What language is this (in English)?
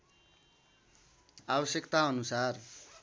Nepali